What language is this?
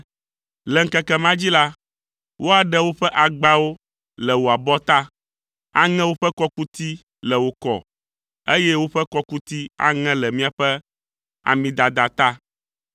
Ewe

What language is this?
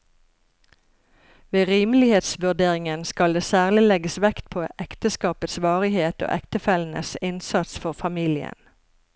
Norwegian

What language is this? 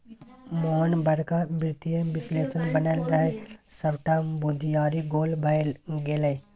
Maithili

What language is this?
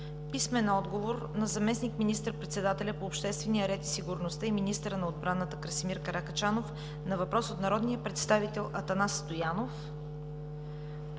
Bulgarian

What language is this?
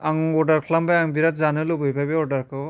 Bodo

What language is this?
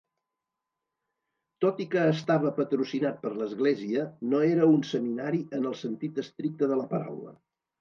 Catalan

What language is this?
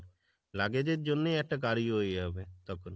Bangla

